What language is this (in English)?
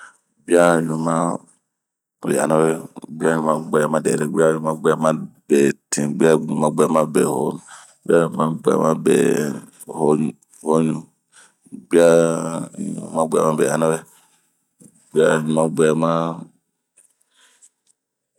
Bomu